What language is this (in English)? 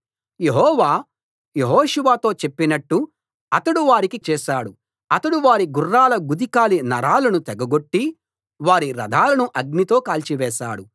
Telugu